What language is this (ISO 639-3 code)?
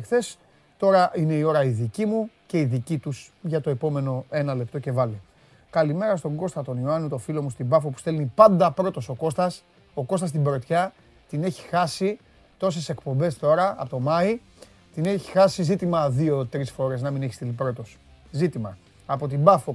ell